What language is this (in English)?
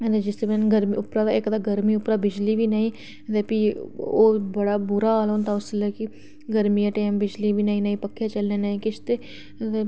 Dogri